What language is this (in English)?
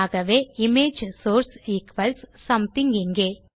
Tamil